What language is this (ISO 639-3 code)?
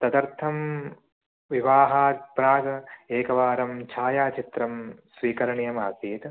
san